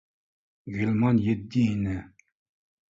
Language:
Bashkir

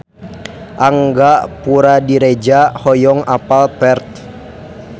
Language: Sundanese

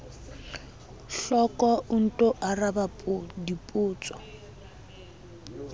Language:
Southern Sotho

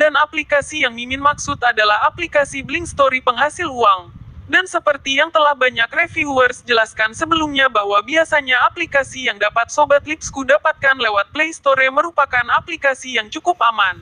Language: Indonesian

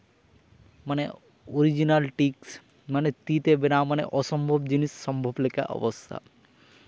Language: Santali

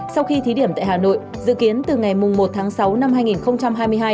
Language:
Vietnamese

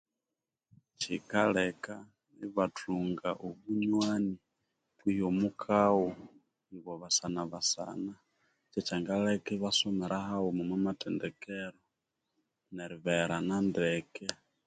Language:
Konzo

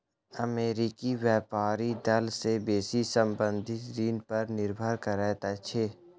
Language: Maithili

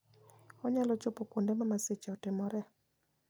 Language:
Luo (Kenya and Tanzania)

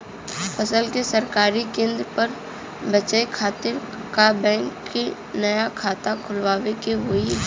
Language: Bhojpuri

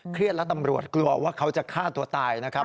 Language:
Thai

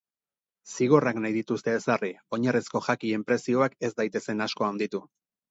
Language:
Basque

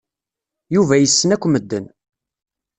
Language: Kabyle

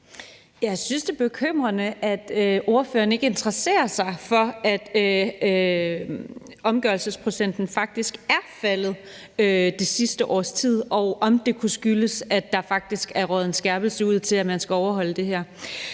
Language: Danish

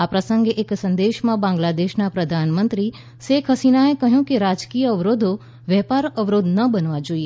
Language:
Gujarati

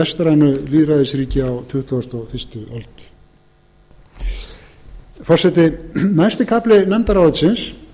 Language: Icelandic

